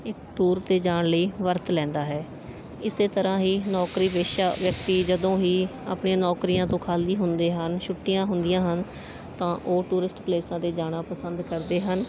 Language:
Punjabi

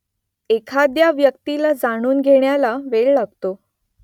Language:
Marathi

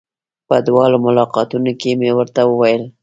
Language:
Pashto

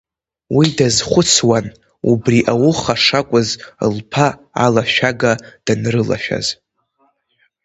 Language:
Abkhazian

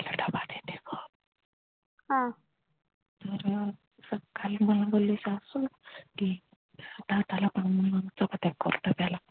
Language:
Marathi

